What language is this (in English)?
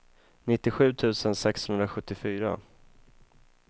Swedish